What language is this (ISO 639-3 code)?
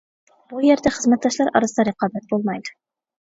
uig